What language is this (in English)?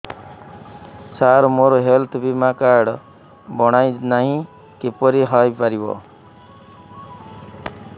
Odia